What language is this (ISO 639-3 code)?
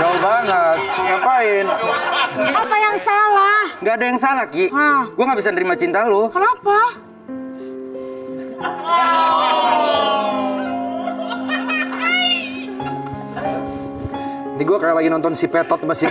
ind